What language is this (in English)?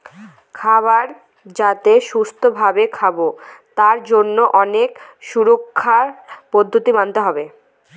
Bangla